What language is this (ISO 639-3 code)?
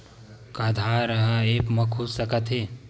hne